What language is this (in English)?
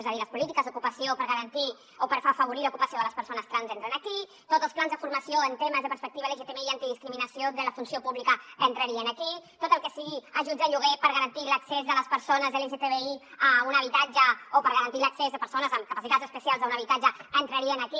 Catalan